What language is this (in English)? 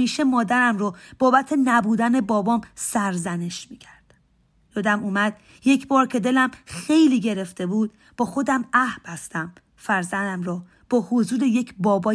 Persian